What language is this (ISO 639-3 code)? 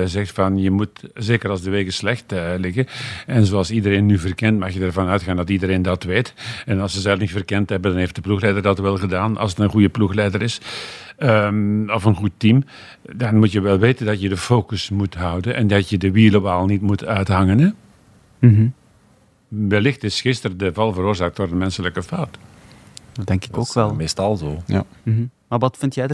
nld